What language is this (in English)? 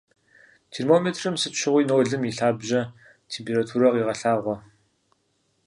Kabardian